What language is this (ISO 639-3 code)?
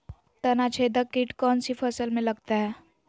mag